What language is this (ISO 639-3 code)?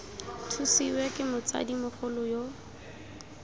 tsn